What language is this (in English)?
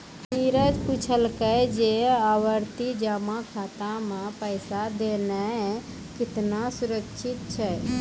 Maithili